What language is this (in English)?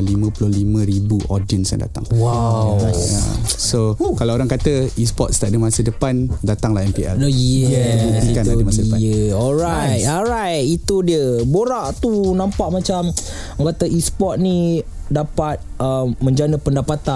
Malay